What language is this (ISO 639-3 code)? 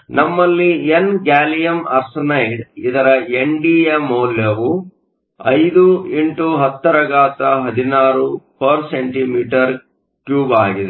kan